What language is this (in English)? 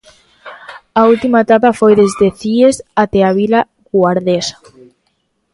Galician